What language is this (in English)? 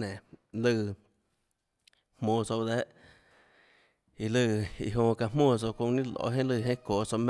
Tlacoatzintepec Chinantec